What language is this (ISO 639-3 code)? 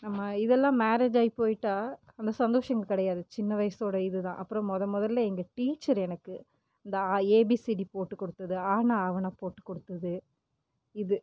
tam